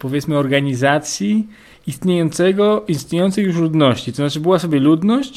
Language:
Polish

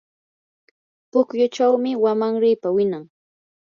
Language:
Yanahuanca Pasco Quechua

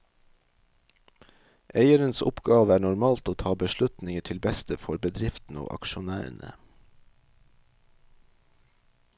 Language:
Norwegian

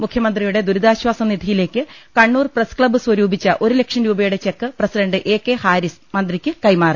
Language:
Malayalam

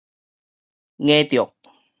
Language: Min Nan Chinese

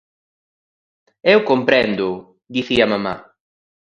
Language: Galician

